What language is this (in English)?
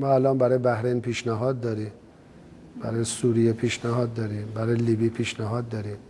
Persian